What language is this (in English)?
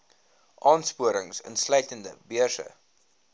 Afrikaans